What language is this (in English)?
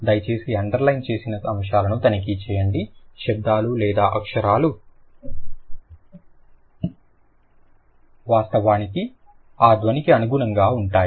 Telugu